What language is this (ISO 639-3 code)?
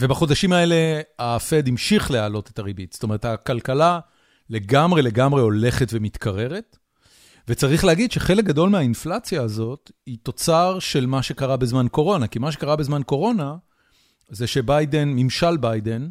heb